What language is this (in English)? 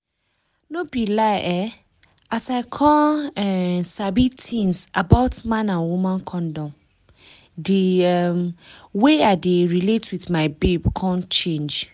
Nigerian Pidgin